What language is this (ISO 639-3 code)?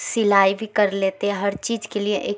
urd